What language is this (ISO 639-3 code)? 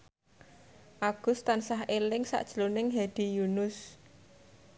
jav